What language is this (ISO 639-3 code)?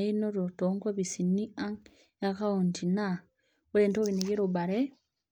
mas